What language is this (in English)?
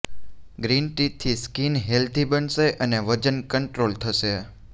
Gujarati